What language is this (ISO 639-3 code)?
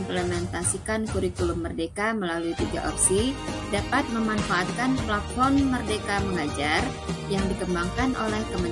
ind